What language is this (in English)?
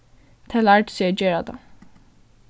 Faroese